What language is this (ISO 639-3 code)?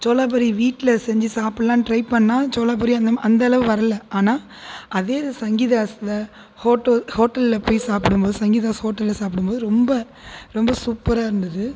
tam